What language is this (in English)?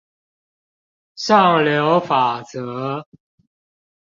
Chinese